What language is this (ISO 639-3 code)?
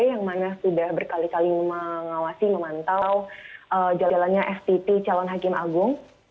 ind